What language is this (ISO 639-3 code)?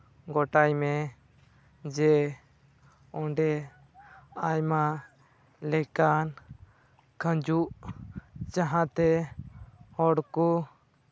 sat